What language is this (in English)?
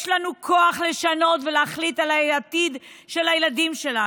Hebrew